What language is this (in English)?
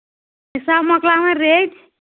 Kashmiri